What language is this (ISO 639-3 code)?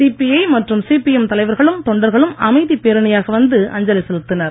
tam